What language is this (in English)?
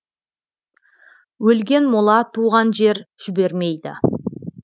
Kazakh